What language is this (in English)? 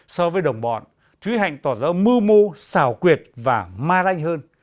Vietnamese